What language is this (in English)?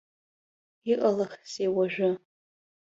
Abkhazian